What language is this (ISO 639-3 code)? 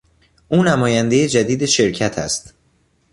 fas